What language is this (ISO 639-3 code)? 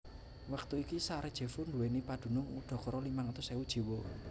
jav